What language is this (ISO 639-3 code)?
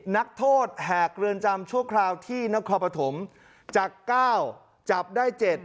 tha